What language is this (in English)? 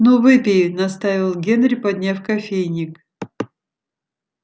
Russian